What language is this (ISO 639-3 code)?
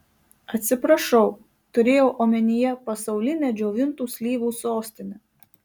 lit